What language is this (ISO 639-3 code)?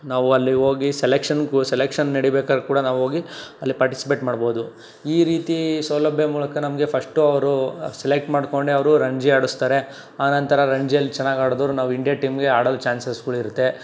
kan